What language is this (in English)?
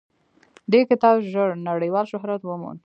Pashto